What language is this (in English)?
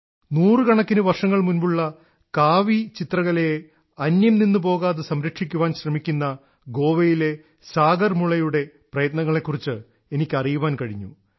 Malayalam